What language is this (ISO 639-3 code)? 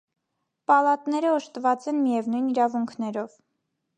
hye